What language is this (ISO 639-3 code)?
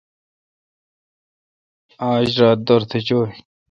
xka